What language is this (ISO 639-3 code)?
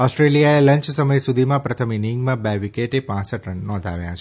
guj